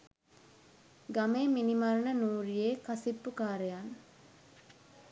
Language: Sinhala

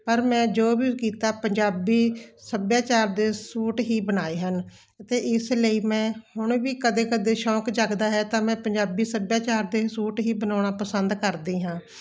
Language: Punjabi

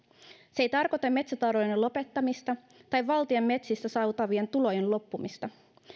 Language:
Finnish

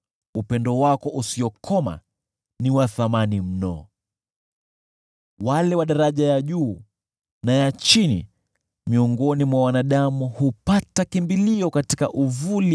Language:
Swahili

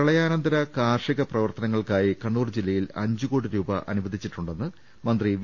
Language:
Malayalam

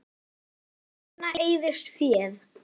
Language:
Icelandic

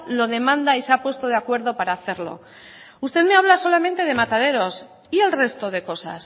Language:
Spanish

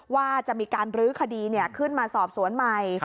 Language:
Thai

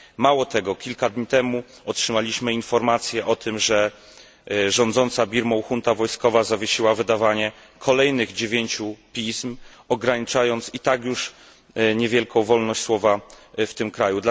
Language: Polish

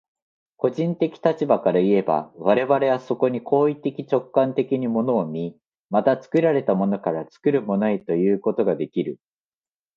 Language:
Japanese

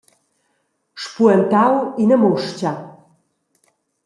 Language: Romansh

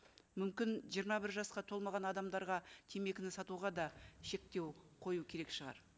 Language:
Kazakh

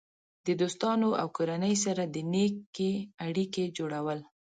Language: Pashto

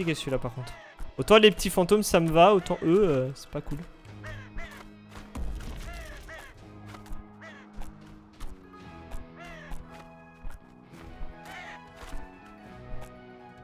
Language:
French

